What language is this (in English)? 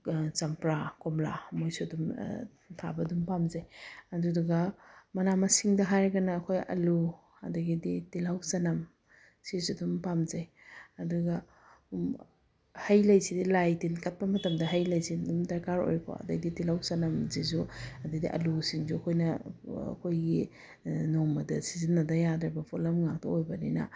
Manipuri